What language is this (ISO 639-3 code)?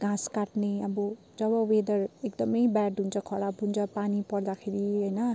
nep